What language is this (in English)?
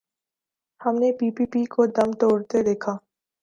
Urdu